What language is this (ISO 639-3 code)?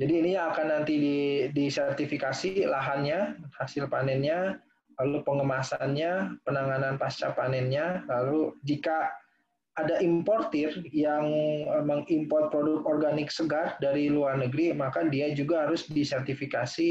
ind